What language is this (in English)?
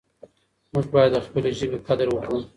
Pashto